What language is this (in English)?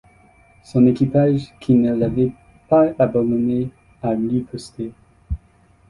French